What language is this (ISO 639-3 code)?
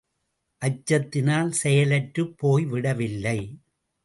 tam